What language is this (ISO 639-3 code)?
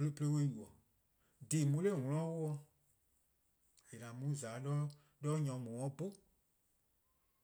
kqo